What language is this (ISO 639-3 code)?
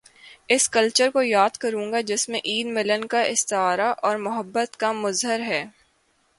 urd